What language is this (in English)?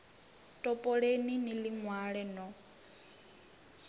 Venda